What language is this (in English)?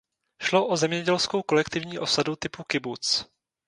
Czech